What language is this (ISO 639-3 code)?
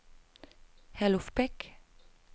dan